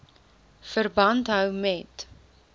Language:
Afrikaans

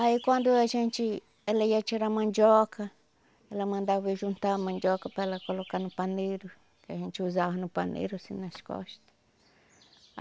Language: Portuguese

